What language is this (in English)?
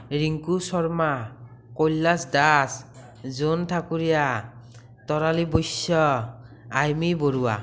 Assamese